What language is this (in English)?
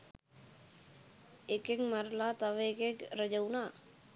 Sinhala